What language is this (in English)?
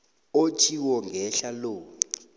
South Ndebele